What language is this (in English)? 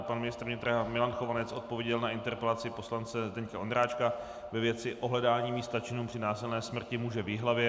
Czech